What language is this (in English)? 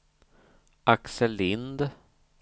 Swedish